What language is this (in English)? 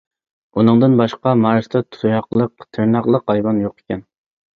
Uyghur